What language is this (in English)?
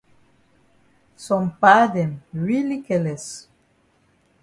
Cameroon Pidgin